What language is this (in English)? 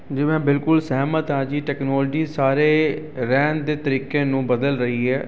Punjabi